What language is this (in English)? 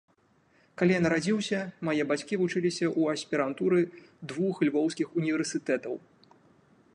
Belarusian